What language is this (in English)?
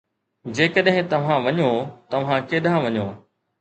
Sindhi